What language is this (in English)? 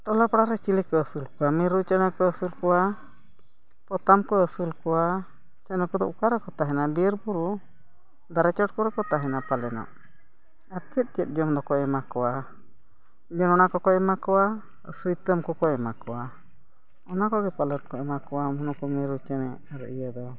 Santali